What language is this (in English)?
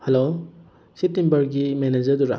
Manipuri